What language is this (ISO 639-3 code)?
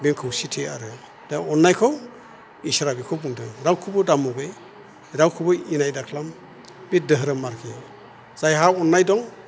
brx